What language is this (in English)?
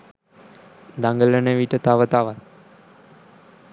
Sinhala